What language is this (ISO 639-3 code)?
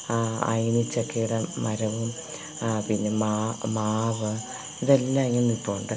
mal